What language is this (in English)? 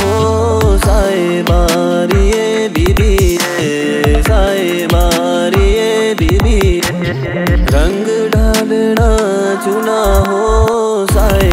Hindi